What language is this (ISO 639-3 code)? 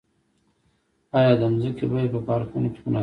pus